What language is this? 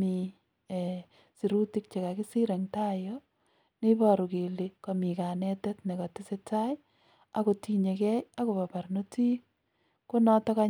Kalenjin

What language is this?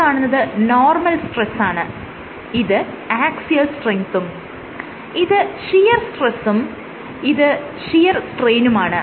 Malayalam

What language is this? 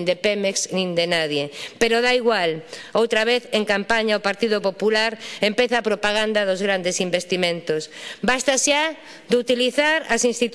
Spanish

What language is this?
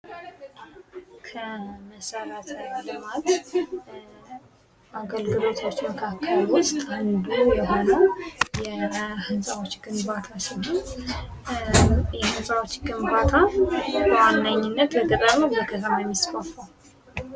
Amharic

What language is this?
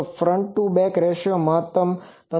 Gujarati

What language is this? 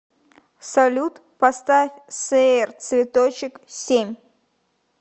Russian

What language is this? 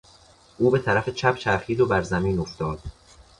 Persian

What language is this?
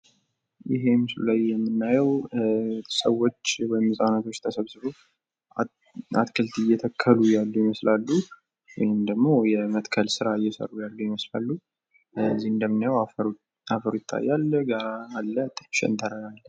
Amharic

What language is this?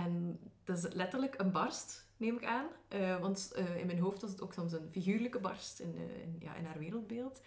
Dutch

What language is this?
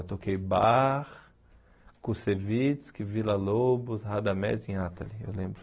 Portuguese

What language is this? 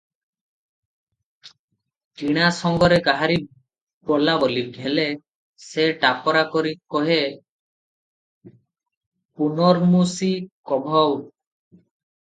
Odia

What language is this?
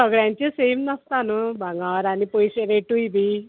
Konkani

